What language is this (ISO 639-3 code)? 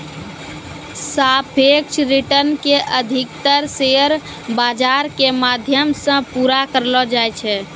mai